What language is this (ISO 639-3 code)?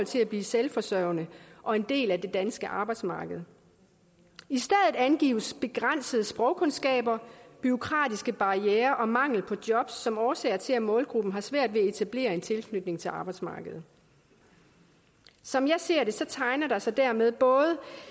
dan